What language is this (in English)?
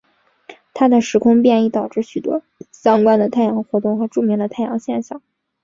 Chinese